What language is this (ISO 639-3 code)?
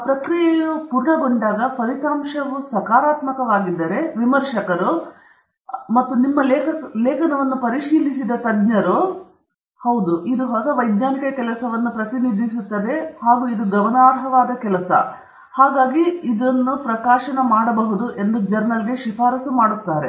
kan